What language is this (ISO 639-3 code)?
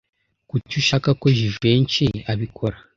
kin